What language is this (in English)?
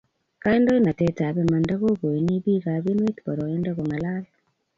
Kalenjin